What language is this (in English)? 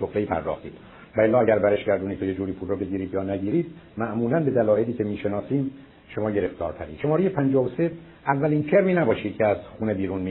Persian